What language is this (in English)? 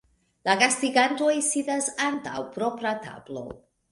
Esperanto